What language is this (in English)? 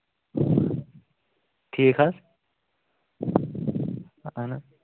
Kashmiri